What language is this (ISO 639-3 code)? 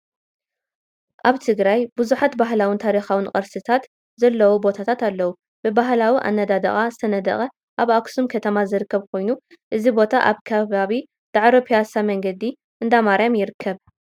tir